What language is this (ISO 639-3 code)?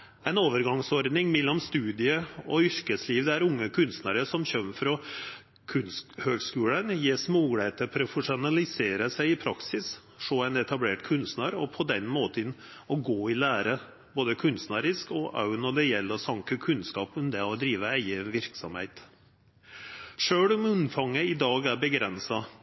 nno